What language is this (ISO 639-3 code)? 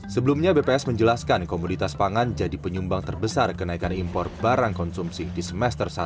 ind